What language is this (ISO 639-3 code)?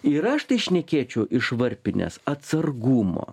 lit